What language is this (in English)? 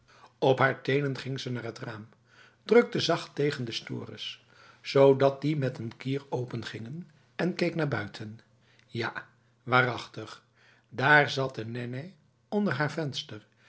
Dutch